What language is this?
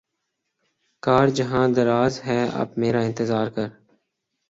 Urdu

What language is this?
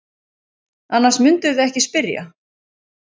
Icelandic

